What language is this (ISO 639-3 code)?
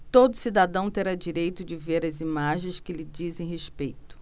por